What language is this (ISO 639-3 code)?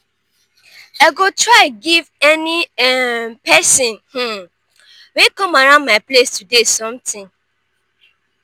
pcm